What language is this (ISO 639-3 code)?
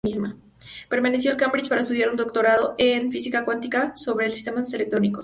spa